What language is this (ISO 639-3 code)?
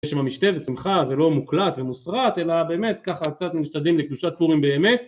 heb